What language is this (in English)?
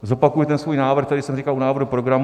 Czech